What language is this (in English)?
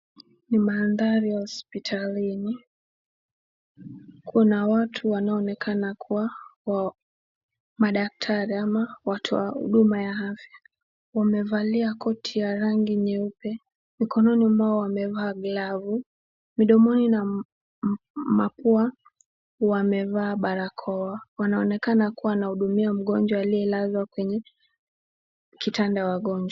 Swahili